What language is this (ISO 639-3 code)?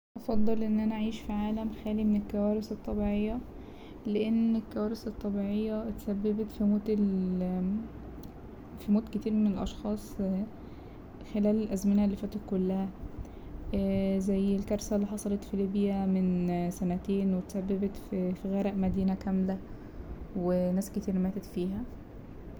arz